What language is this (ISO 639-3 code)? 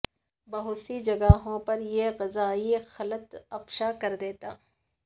urd